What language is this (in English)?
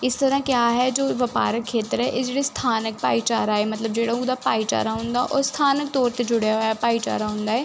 Punjabi